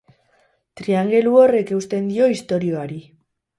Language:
Basque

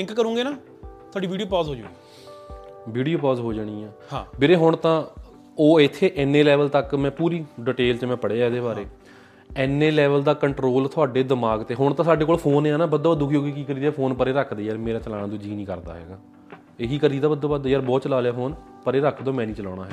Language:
Punjabi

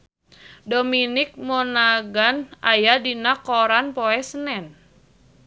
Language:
Sundanese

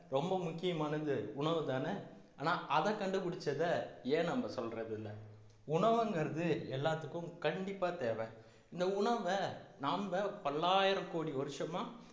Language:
Tamil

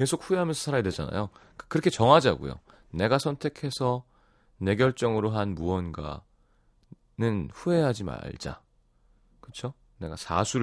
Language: Korean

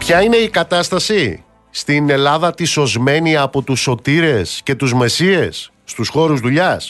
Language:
Greek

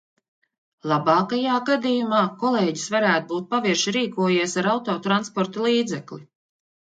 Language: Latvian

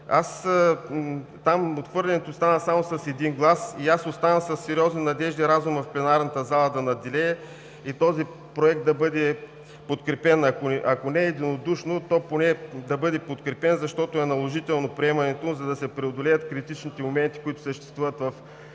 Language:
Bulgarian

